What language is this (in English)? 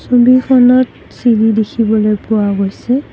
Assamese